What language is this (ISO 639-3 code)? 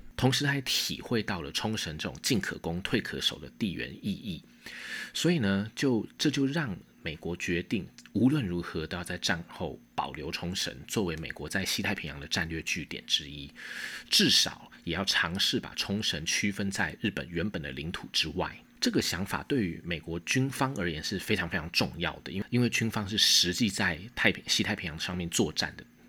zho